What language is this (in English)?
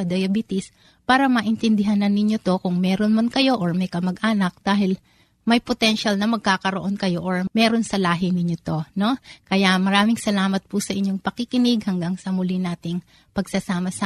Filipino